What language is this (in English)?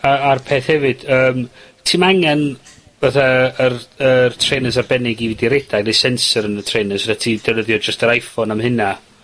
Welsh